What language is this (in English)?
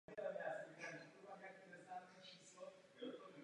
Czech